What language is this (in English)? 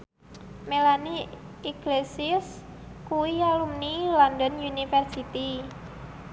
Javanese